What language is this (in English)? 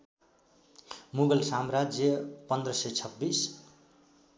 Nepali